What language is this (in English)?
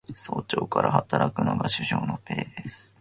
Japanese